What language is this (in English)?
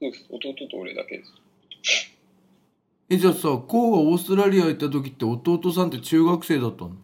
Japanese